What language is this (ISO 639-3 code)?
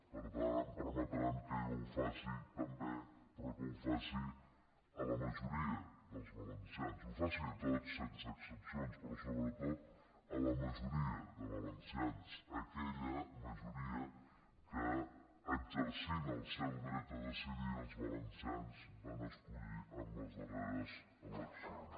cat